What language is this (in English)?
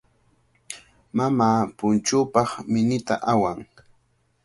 Cajatambo North Lima Quechua